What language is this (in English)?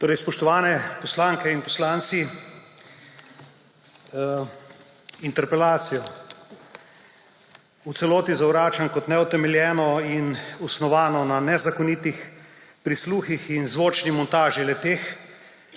Slovenian